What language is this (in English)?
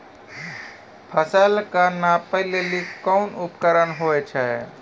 Maithili